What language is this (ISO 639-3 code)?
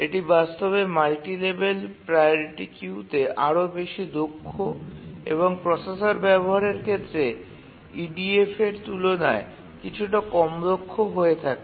ben